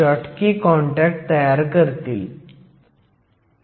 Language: Marathi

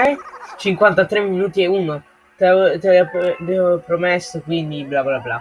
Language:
Italian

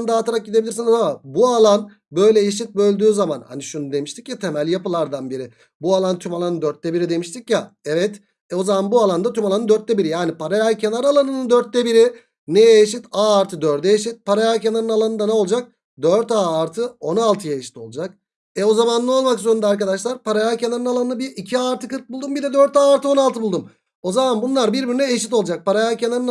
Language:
Turkish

